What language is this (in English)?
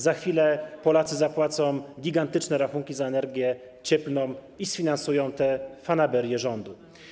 Polish